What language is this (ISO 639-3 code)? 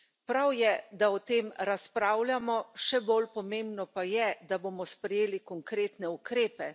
slv